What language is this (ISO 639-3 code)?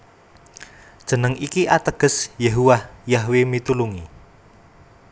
jav